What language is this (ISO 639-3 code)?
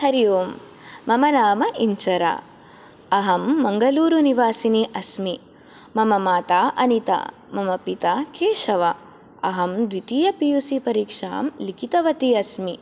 san